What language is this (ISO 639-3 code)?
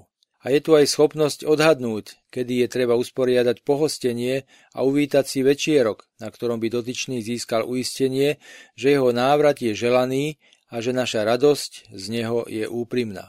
slk